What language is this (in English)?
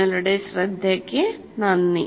Malayalam